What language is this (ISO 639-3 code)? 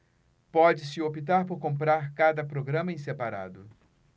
por